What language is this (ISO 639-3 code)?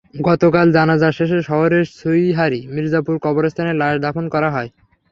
ben